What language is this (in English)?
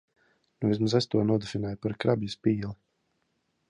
Latvian